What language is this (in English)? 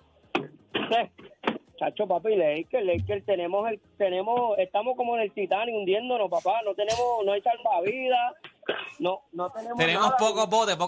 Spanish